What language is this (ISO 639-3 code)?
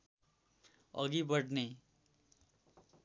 nep